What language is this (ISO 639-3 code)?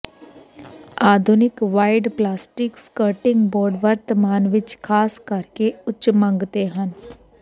pan